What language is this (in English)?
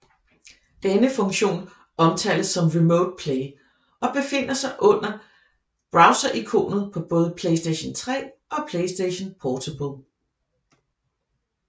Danish